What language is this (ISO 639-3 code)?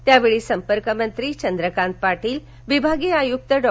mar